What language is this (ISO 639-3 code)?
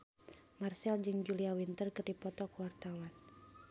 sun